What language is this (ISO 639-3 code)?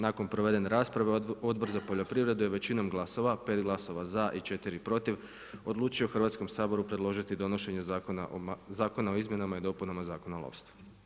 hrv